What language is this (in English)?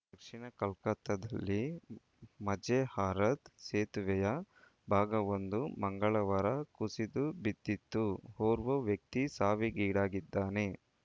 Kannada